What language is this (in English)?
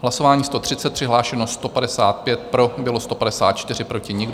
Czech